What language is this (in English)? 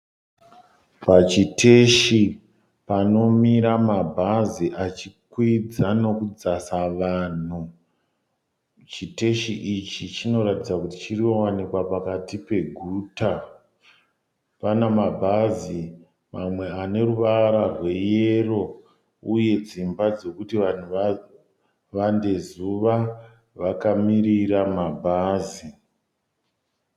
Shona